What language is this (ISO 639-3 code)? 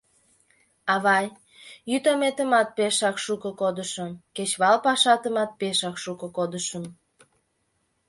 chm